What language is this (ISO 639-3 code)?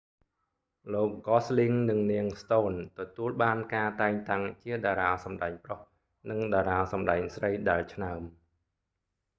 khm